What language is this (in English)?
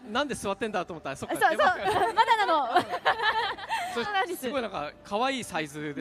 Japanese